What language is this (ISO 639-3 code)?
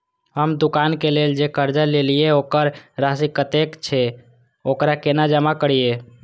mai